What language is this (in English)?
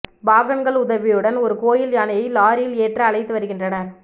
Tamil